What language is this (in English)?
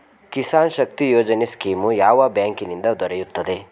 Kannada